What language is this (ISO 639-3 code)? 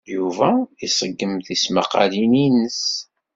kab